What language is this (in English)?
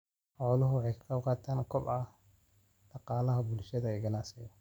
Somali